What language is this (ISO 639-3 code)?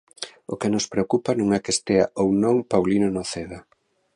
glg